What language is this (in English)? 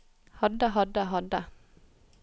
Norwegian